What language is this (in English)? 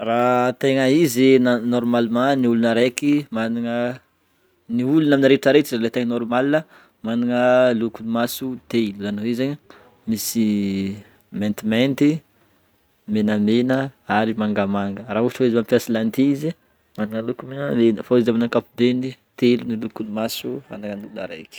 Northern Betsimisaraka Malagasy